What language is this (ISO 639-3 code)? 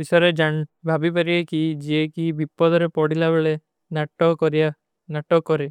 uki